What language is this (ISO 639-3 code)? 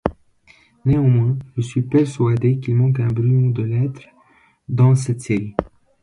fra